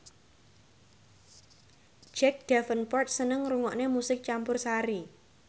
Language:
Javanese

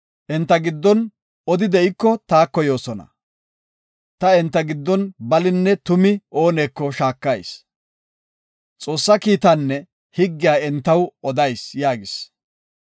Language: Gofa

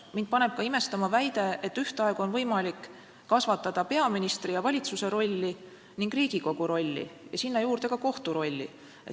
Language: Estonian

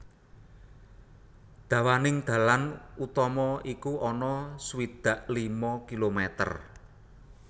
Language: Javanese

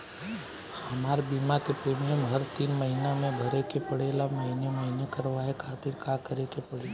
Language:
Bhojpuri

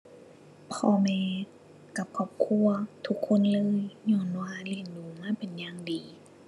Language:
Thai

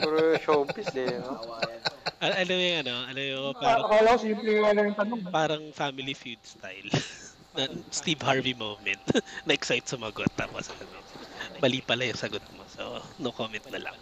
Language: Filipino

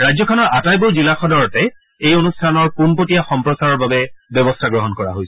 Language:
Assamese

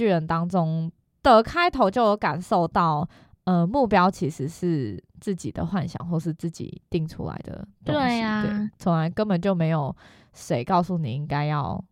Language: Chinese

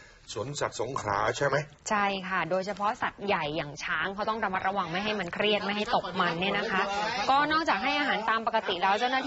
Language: Thai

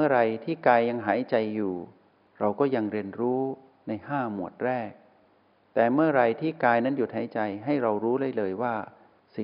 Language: Thai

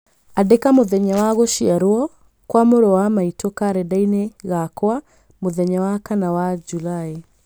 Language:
Kikuyu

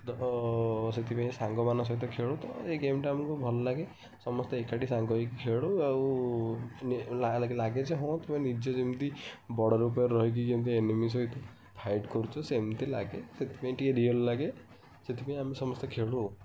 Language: Odia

